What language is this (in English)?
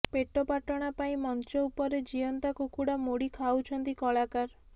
Odia